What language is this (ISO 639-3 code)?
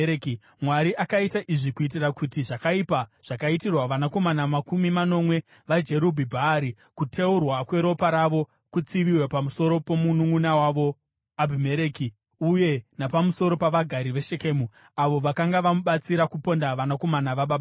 sna